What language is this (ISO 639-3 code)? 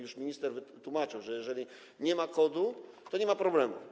pol